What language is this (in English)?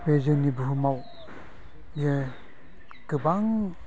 Bodo